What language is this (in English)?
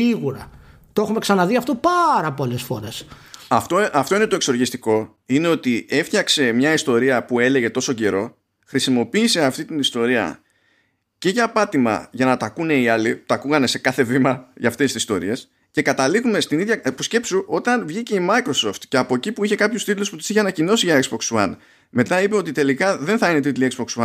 Greek